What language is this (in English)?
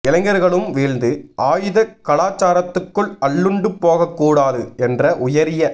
Tamil